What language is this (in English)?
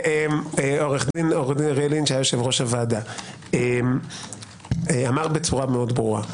Hebrew